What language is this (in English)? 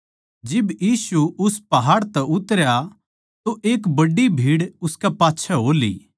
Haryanvi